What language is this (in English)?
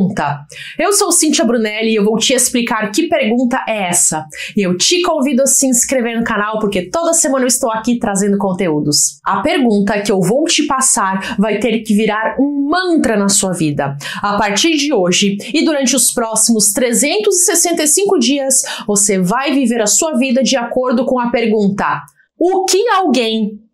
Portuguese